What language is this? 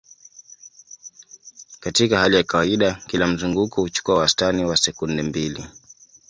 Swahili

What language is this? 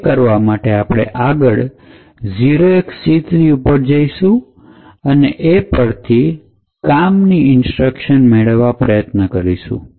Gujarati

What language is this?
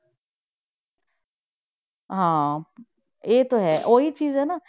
Punjabi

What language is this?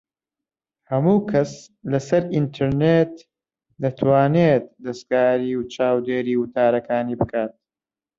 Central Kurdish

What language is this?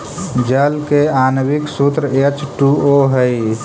Magahi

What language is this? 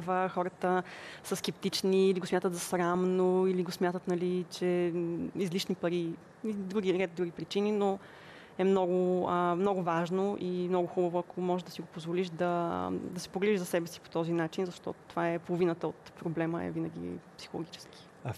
Bulgarian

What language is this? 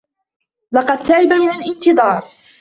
Arabic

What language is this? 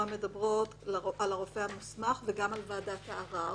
Hebrew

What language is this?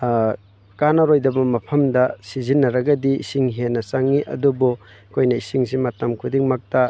Manipuri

